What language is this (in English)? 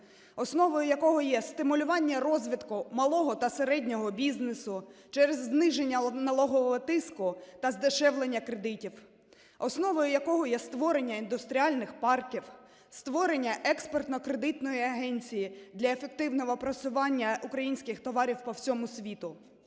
Ukrainian